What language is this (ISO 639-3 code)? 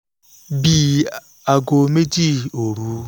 yor